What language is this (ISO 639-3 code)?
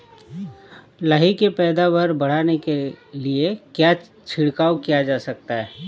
hin